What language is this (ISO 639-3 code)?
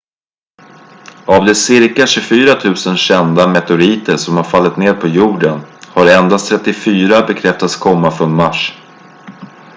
swe